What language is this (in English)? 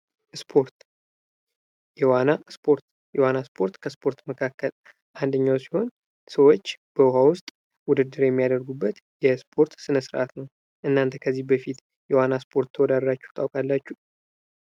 Amharic